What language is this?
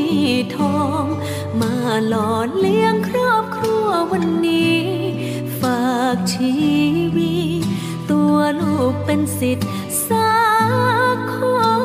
Thai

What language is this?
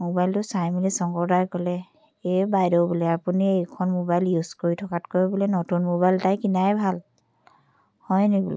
Assamese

